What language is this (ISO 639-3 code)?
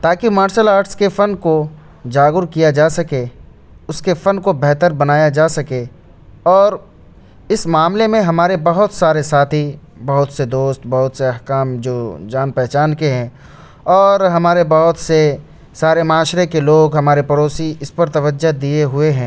urd